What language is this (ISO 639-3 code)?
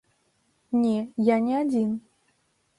bel